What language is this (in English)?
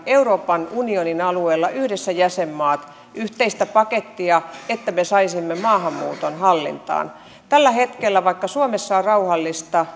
Finnish